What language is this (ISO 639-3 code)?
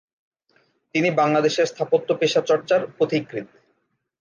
ben